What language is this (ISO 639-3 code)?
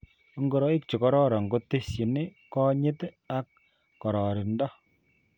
kln